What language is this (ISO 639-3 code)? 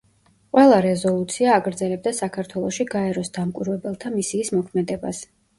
kat